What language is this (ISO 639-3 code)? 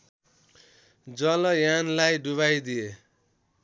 nep